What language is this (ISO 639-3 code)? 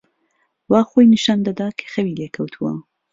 ckb